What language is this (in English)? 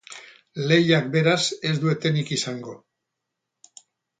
Basque